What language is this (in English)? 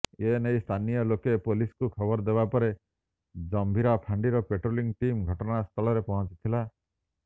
Odia